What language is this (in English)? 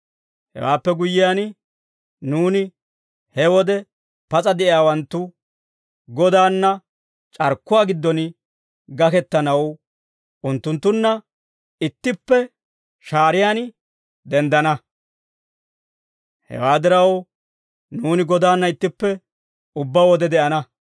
Dawro